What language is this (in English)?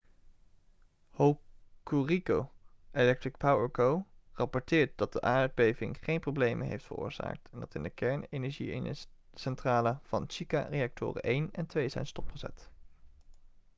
Dutch